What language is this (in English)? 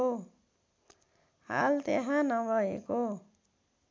Nepali